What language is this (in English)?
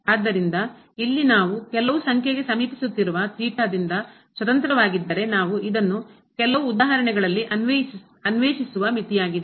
Kannada